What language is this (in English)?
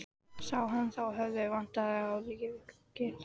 Icelandic